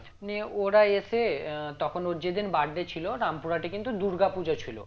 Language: Bangla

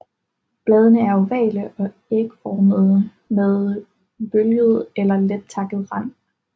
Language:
Danish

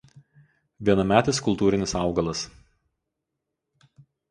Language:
Lithuanian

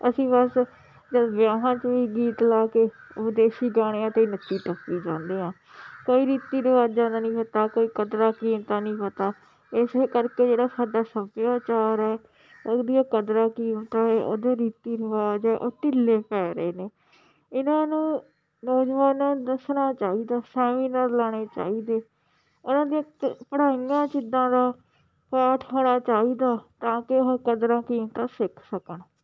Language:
Punjabi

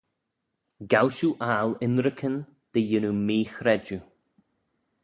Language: Manx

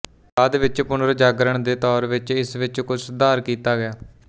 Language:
Punjabi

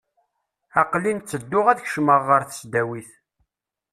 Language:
Kabyle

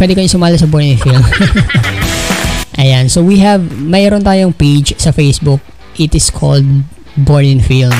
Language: Filipino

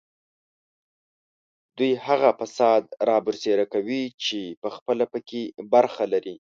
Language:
Pashto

